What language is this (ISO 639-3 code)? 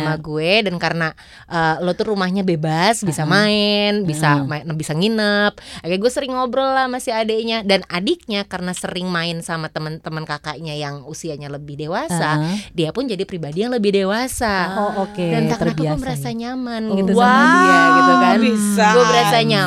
ind